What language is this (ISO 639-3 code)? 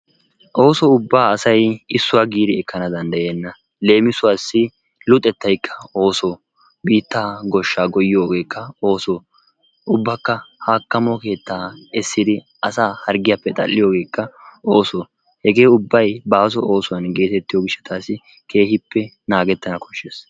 wal